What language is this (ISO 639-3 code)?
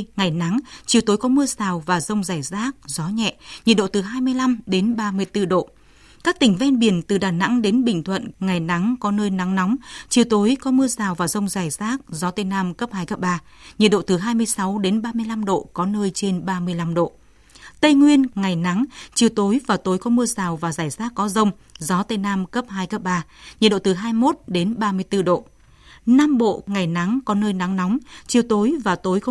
vie